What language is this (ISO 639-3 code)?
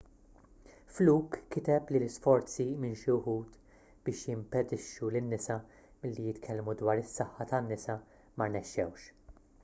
mlt